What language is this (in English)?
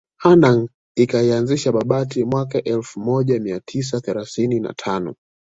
Swahili